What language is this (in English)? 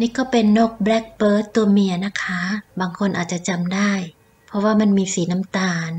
Thai